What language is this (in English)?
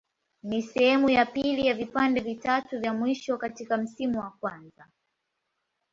Swahili